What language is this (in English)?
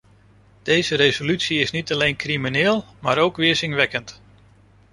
Dutch